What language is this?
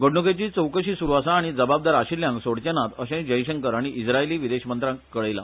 Konkani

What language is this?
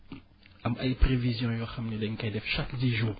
Wolof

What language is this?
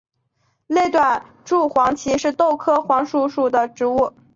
Chinese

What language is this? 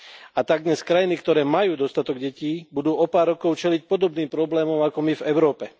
Slovak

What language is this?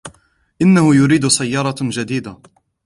Arabic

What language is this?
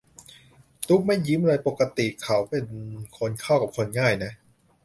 Thai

